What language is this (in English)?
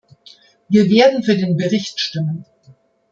German